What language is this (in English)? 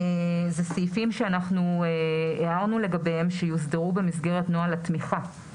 Hebrew